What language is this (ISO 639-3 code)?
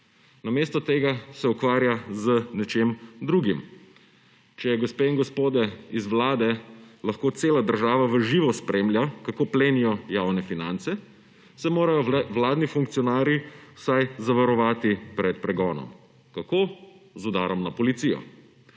slv